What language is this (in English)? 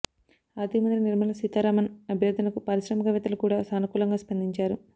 Telugu